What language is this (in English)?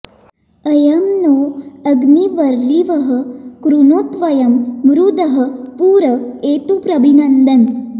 Sanskrit